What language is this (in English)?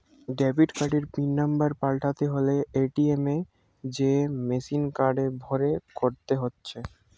Bangla